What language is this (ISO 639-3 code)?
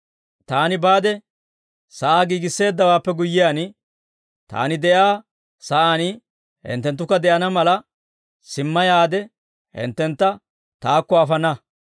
dwr